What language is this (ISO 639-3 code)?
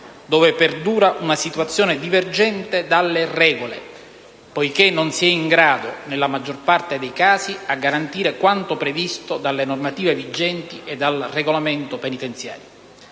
ita